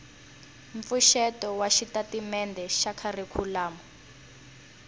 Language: Tsonga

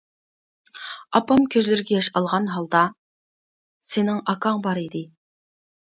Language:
Uyghur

